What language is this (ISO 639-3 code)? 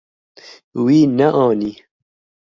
kur